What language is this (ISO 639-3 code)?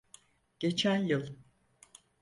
tur